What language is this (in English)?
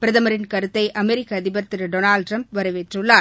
Tamil